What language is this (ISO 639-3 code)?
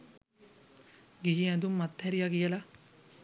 sin